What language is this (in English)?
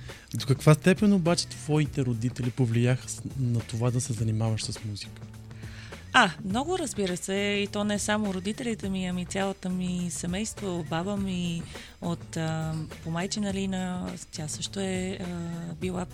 Bulgarian